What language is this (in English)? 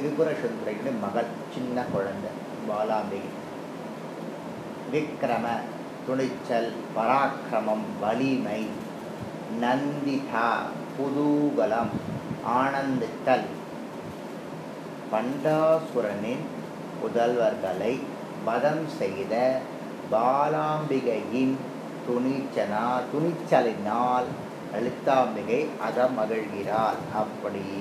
Tamil